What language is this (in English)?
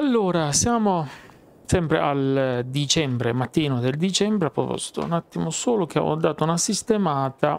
Italian